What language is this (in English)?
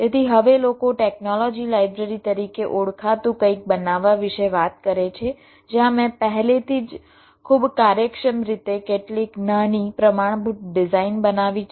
Gujarati